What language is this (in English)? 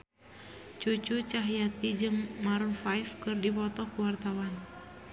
Sundanese